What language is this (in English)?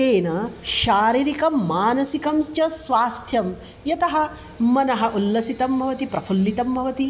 Sanskrit